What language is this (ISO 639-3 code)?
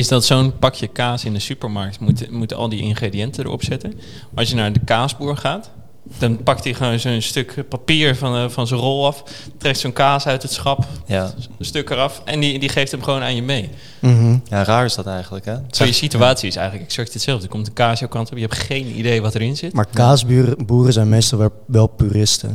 nld